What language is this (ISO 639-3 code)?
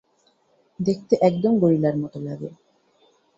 ben